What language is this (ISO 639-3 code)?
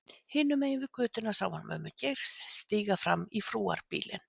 isl